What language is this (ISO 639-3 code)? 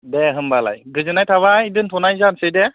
brx